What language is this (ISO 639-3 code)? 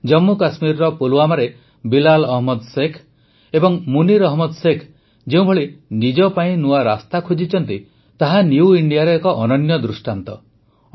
ori